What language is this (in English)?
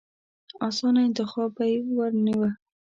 Pashto